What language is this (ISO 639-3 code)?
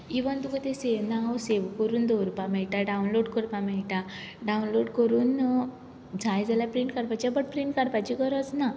kok